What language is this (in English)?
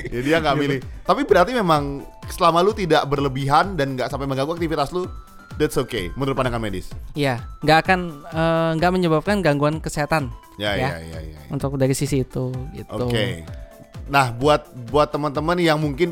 Indonesian